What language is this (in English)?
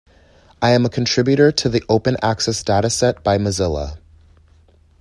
English